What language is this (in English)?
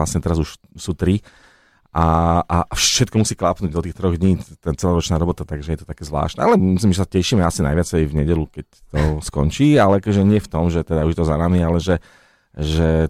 Slovak